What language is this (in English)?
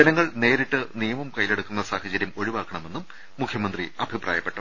Malayalam